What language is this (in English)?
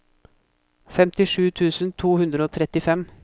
Norwegian